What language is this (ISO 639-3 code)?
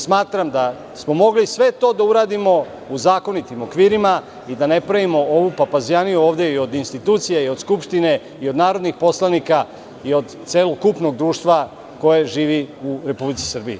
srp